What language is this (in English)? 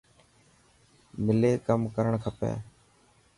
Dhatki